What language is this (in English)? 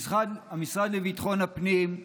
Hebrew